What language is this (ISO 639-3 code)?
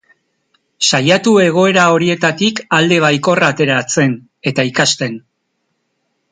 eus